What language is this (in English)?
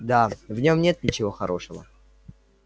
Russian